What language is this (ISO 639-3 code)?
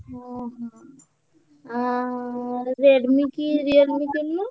ori